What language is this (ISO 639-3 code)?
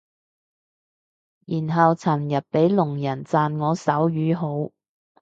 yue